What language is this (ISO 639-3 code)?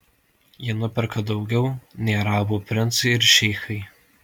lit